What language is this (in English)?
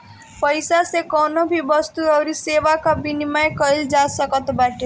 Bhojpuri